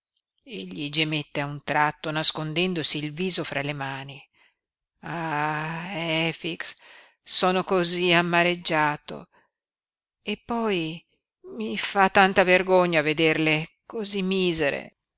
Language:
Italian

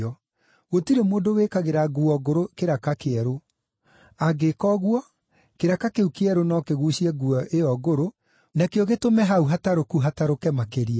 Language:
Kikuyu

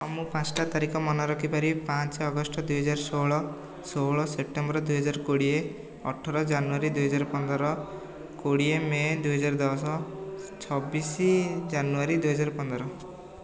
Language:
Odia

